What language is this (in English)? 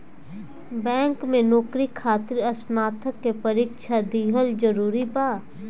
Bhojpuri